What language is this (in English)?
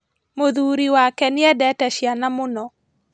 Kikuyu